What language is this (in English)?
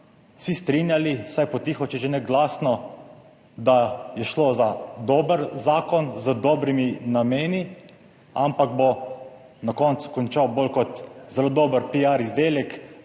Slovenian